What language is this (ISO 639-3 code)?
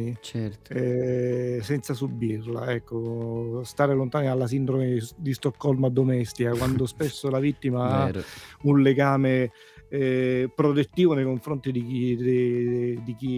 ita